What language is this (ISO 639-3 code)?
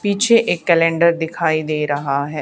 hin